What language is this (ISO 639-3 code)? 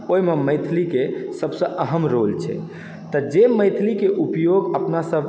mai